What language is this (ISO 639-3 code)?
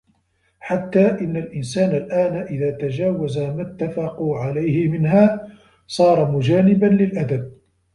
ara